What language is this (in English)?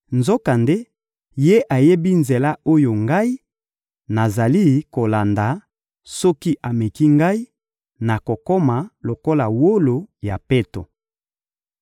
Lingala